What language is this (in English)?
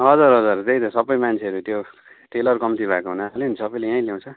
Nepali